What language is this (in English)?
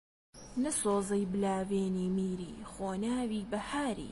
Central Kurdish